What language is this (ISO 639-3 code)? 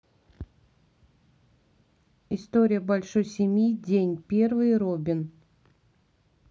rus